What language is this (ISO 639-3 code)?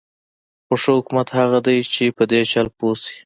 pus